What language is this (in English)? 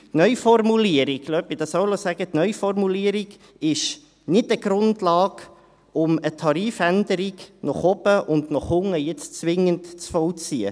Swiss German